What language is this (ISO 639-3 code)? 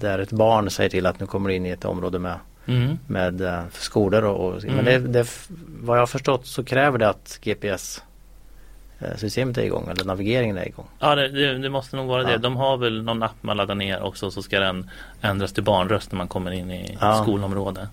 swe